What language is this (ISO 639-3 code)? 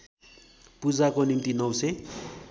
nep